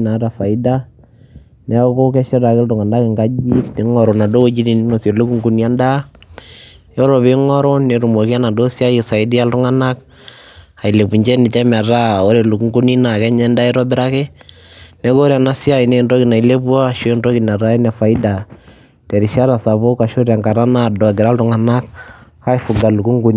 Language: Masai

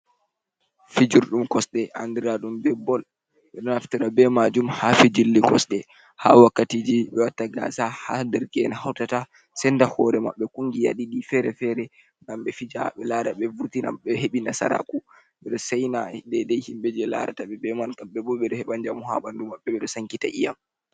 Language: Fula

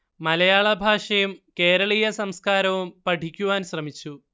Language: Malayalam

